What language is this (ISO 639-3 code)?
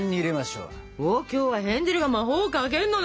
jpn